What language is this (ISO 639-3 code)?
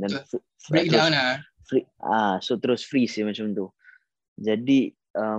msa